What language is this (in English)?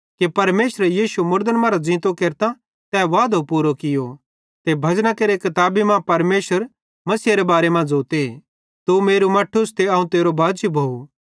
Bhadrawahi